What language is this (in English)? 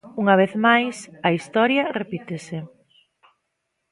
Galician